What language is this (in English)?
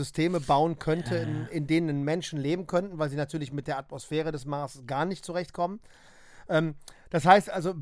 German